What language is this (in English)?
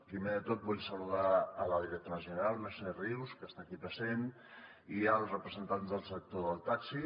Catalan